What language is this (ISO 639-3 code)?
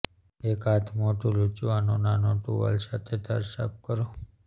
guj